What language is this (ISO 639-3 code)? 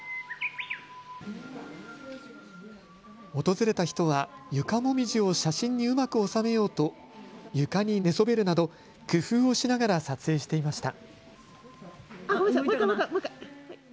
jpn